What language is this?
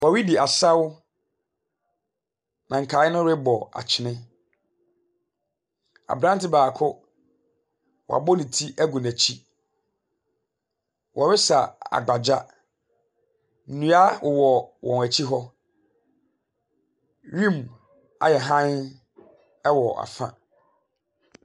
Akan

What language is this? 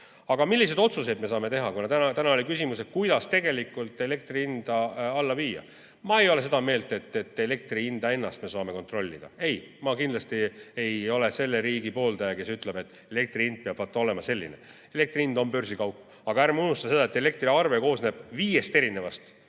Estonian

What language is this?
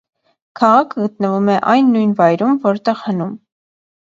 Armenian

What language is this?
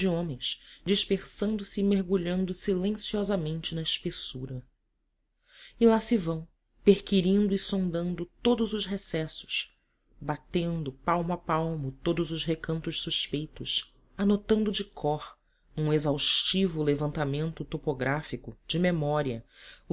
Portuguese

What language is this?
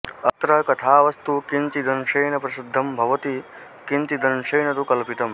Sanskrit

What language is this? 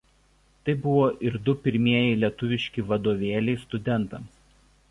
Lithuanian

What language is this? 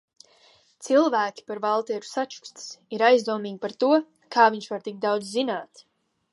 Latvian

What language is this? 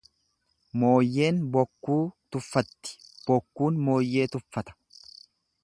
Oromo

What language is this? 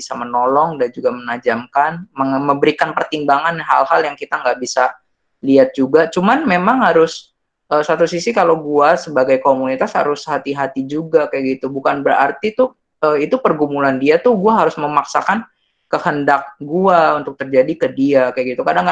Indonesian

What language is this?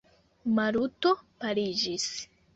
Esperanto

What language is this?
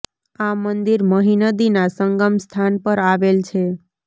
Gujarati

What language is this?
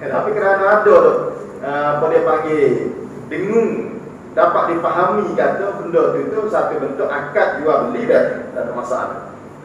Malay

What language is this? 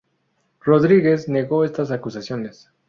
Spanish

